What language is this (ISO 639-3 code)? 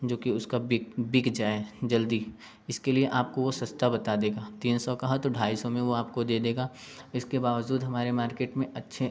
hin